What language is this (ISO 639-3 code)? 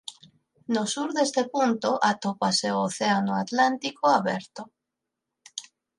glg